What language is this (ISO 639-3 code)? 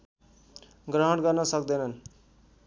nep